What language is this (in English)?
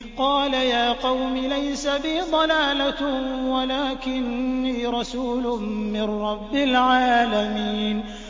Arabic